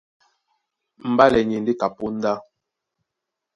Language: Duala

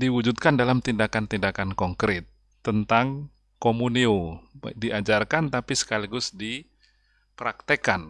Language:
Indonesian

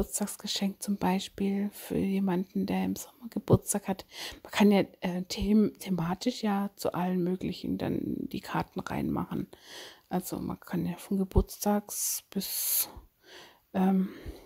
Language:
German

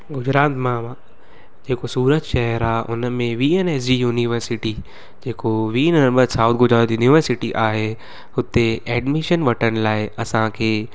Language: Sindhi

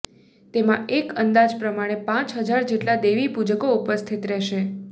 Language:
Gujarati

